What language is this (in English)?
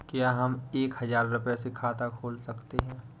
Hindi